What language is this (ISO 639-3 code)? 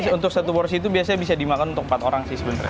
ind